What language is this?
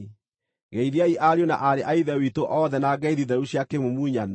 Kikuyu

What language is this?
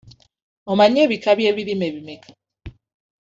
Ganda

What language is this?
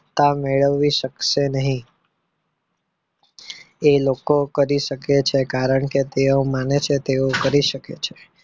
Gujarati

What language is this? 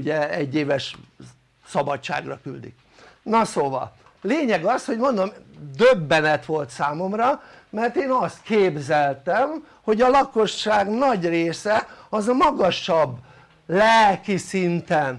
Hungarian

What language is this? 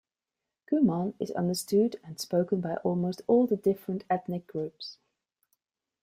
English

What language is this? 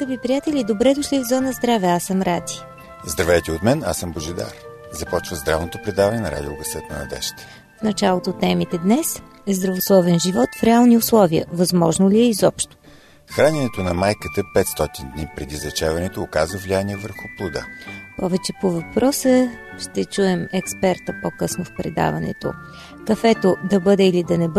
Bulgarian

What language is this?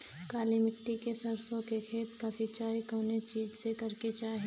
Bhojpuri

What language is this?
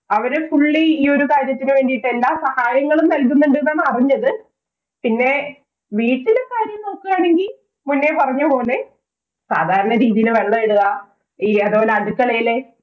Malayalam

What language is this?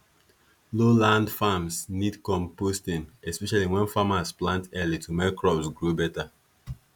Nigerian Pidgin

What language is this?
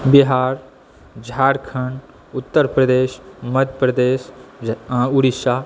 Maithili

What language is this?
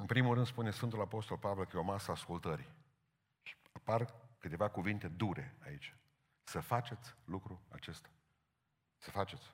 Romanian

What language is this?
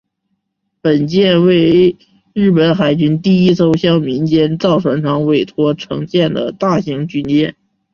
Chinese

